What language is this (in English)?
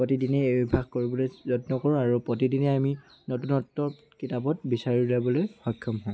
Assamese